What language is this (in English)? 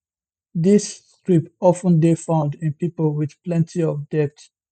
Nigerian Pidgin